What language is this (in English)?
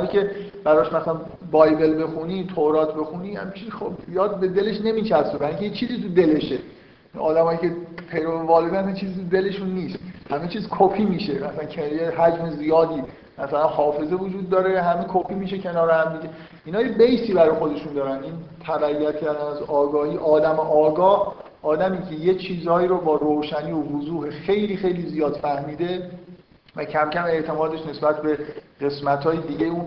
Persian